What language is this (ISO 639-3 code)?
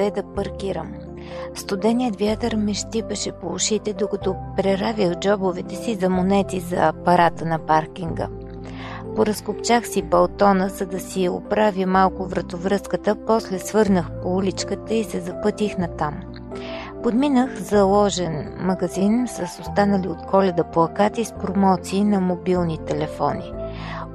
bul